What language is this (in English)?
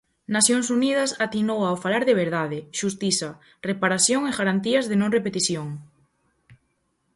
Galician